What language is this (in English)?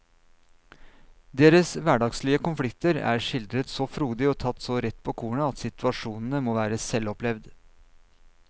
Norwegian